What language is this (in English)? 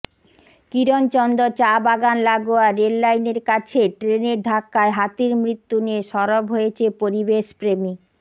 Bangla